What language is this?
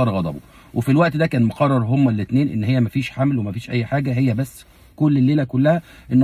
Arabic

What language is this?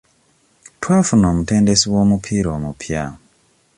Ganda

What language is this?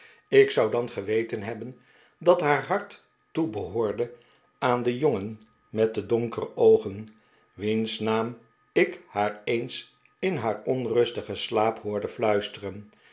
Dutch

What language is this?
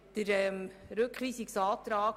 Swiss German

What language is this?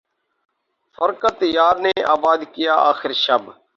Urdu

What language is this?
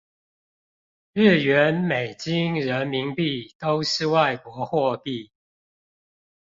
Chinese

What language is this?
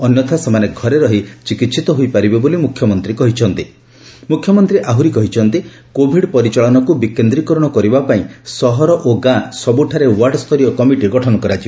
Odia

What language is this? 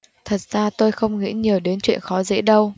Vietnamese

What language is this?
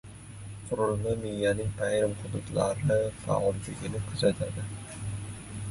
Uzbek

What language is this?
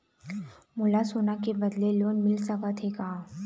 Chhattisgarhi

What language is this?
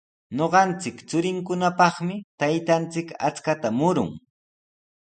Sihuas Ancash Quechua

